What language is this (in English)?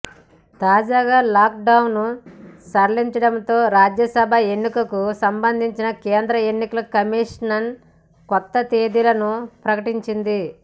Telugu